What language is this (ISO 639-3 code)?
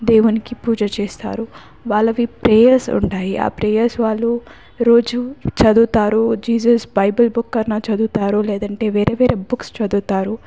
tel